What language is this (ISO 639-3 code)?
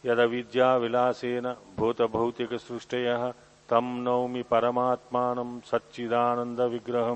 tel